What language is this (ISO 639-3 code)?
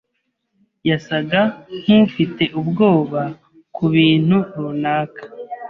kin